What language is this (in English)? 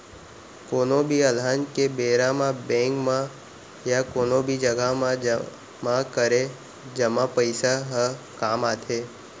Chhattisgarhi